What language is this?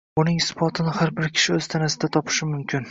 Uzbek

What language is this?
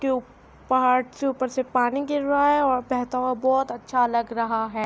Urdu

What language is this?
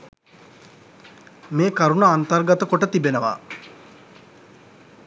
Sinhala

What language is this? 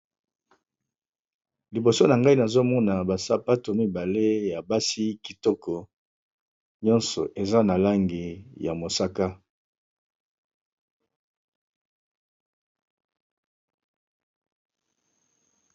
Lingala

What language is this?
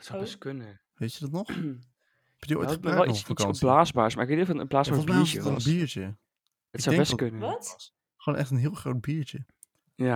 Dutch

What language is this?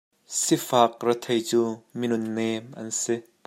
Hakha Chin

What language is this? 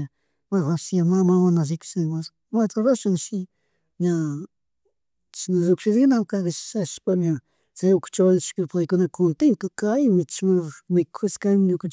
Chimborazo Highland Quichua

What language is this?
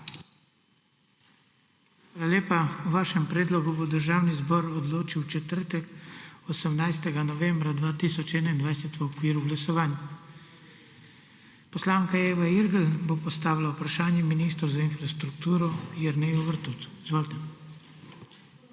Slovenian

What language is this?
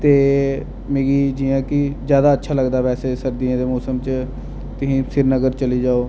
Dogri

